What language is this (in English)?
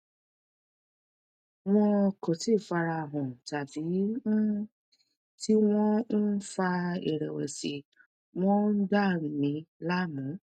Yoruba